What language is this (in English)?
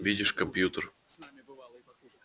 Russian